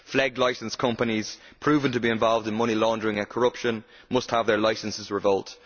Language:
English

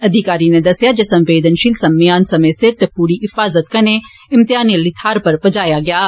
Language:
Dogri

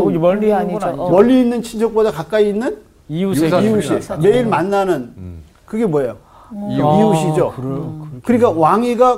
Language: Korean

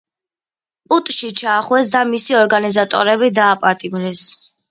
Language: Georgian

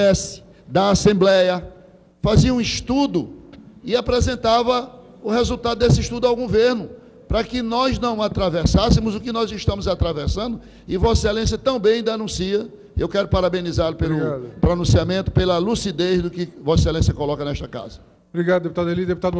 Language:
Portuguese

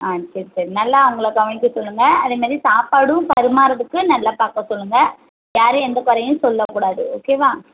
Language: Tamil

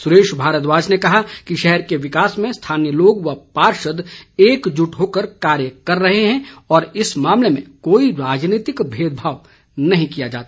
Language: Hindi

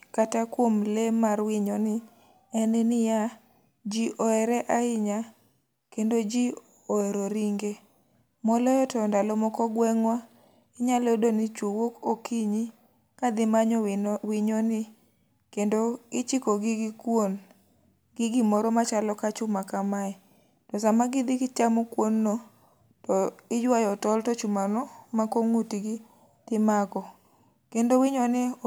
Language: Luo (Kenya and Tanzania)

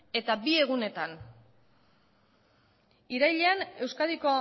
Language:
Basque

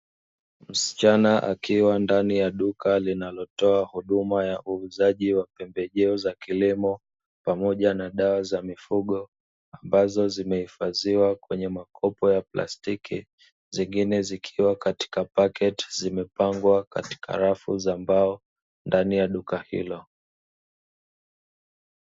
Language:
Swahili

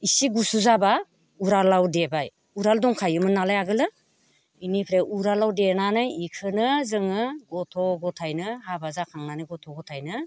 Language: Bodo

